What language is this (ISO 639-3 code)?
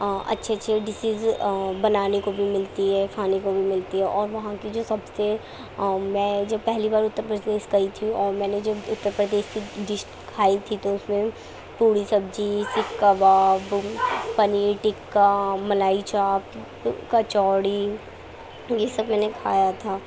urd